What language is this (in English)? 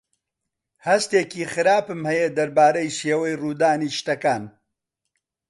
Central Kurdish